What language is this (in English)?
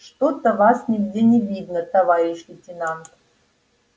Russian